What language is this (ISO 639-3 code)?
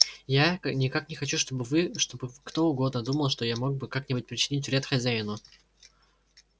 rus